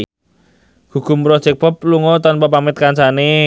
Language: Javanese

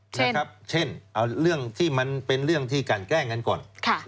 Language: Thai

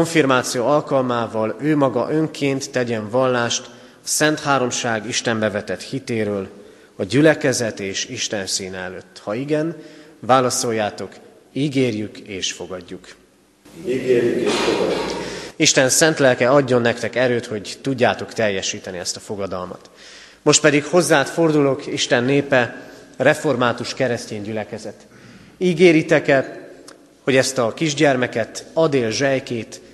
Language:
Hungarian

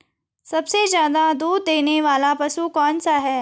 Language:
Hindi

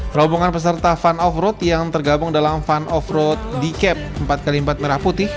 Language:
Indonesian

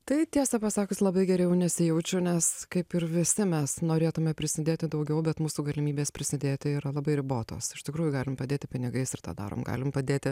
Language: Lithuanian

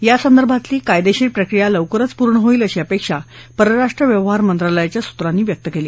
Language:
Marathi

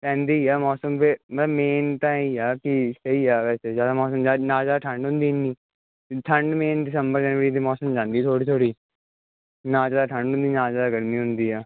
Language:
Punjabi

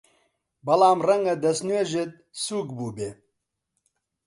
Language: Central Kurdish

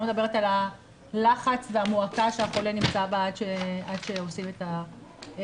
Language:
Hebrew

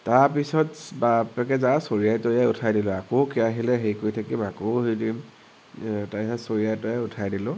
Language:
Assamese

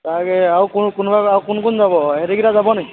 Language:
Assamese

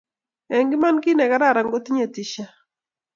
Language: Kalenjin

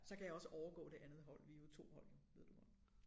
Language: Danish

